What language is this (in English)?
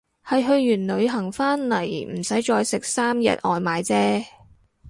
Cantonese